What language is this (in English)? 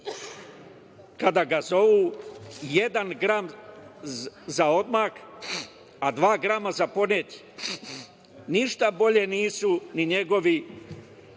Serbian